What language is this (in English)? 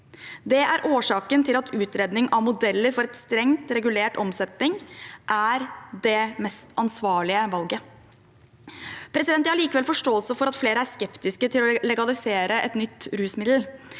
Norwegian